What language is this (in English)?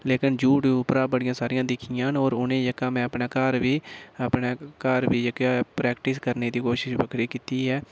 Dogri